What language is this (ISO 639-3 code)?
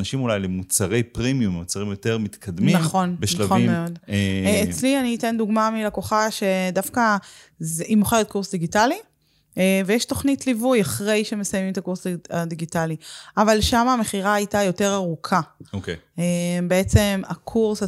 heb